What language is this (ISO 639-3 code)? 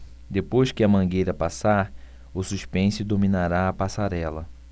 por